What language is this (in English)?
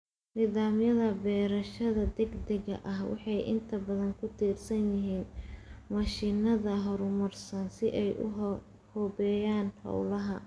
Somali